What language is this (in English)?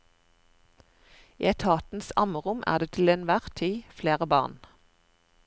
Norwegian